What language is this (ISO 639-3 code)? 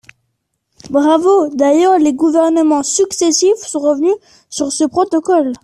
fra